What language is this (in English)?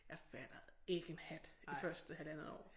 Danish